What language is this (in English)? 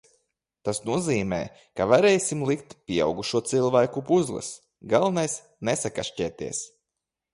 Latvian